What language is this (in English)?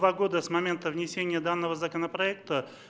Russian